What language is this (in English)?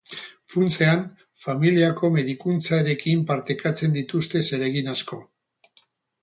Basque